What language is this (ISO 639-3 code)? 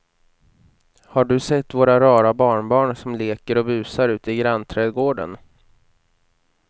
swe